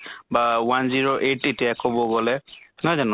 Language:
Assamese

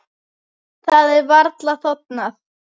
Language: Icelandic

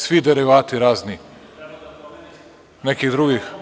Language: Serbian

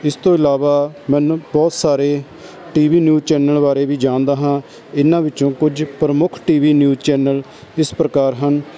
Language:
Punjabi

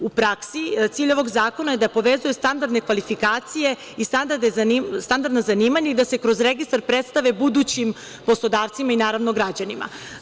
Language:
Serbian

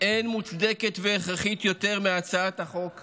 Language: Hebrew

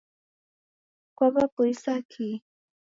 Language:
Taita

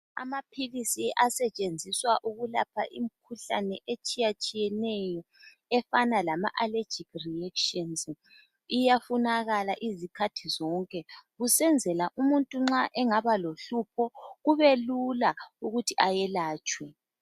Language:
North Ndebele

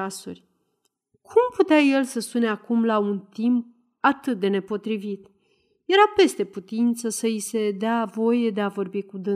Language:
Romanian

